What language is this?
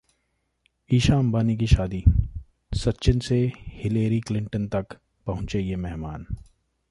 Hindi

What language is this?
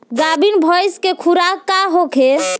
Bhojpuri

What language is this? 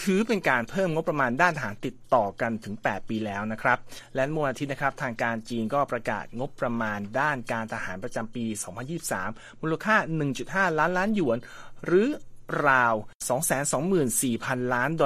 Thai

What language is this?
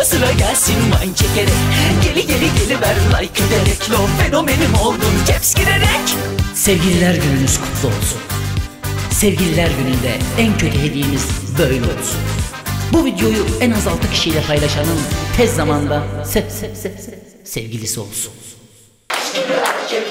Turkish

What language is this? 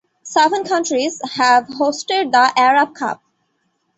English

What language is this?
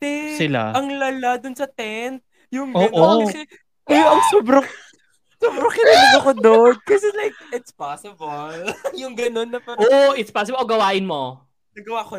Filipino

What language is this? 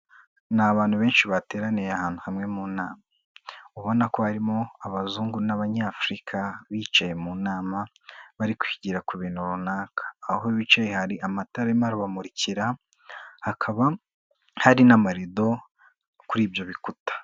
Kinyarwanda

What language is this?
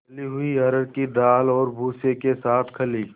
Hindi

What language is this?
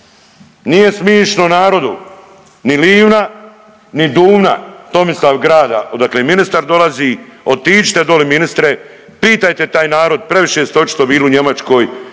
Croatian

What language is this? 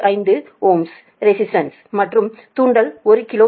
Tamil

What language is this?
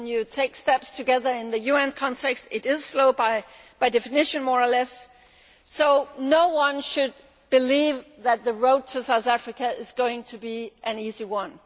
English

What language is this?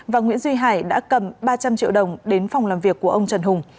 Vietnamese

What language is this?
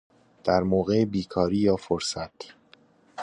Persian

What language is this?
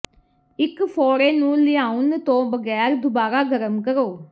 Punjabi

